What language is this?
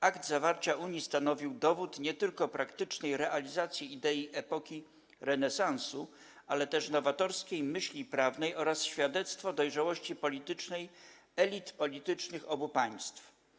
Polish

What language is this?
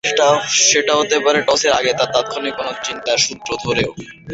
Bangla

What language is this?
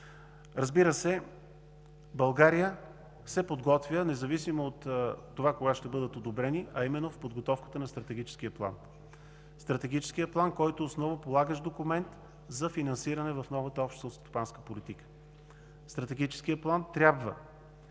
Bulgarian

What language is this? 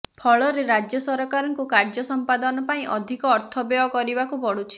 Odia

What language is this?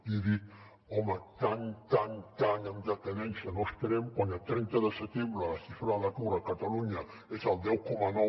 Catalan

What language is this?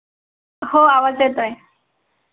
Marathi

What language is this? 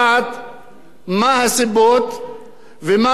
Hebrew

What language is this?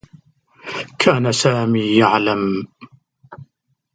Arabic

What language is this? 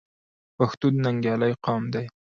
Pashto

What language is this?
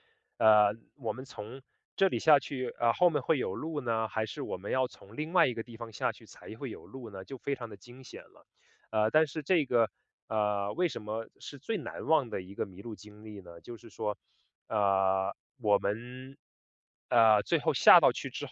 Chinese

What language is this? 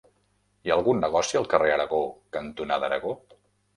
Catalan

